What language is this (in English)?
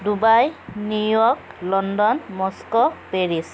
Assamese